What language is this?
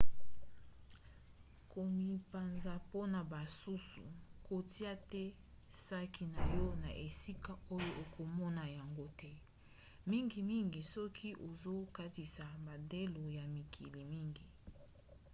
Lingala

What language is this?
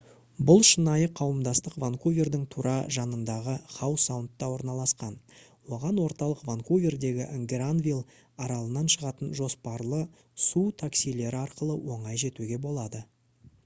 Kazakh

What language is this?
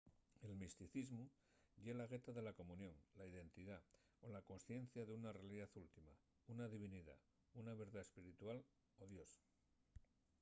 Asturian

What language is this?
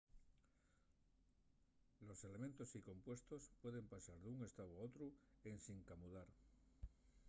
Asturian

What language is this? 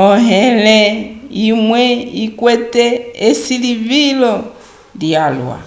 Umbundu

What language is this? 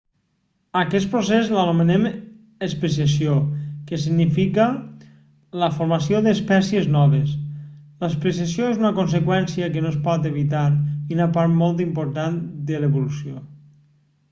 Catalan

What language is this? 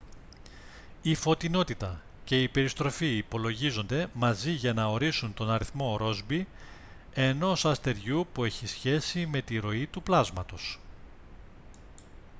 Greek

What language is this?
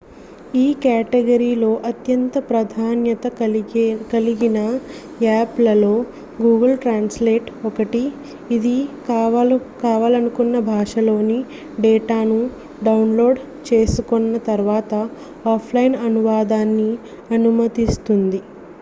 Telugu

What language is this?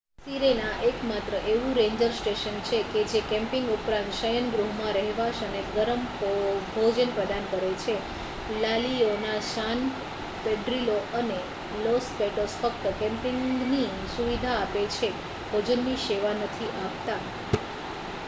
Gujarati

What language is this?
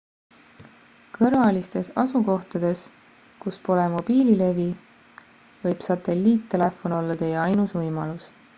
Estonian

